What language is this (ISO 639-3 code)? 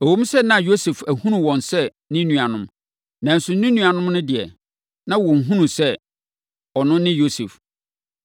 aka